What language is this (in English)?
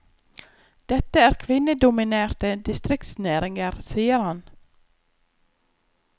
Norwegian